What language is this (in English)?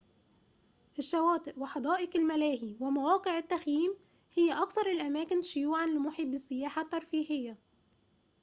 Arabic